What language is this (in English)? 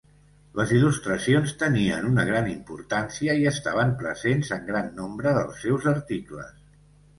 Catalan